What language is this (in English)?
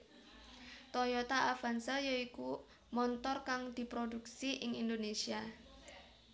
Javanese